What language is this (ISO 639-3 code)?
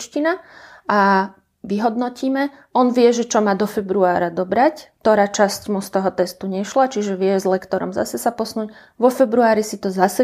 slk